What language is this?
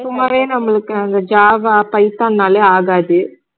Tamil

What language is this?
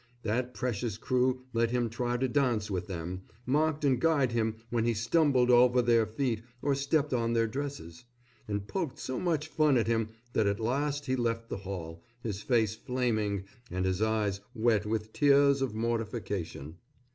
English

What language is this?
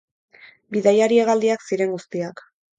Basque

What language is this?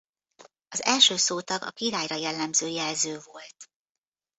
Hungarian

